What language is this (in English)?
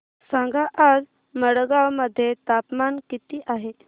Marathi